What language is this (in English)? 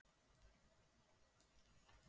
Icelandic